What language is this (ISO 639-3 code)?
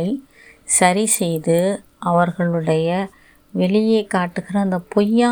tam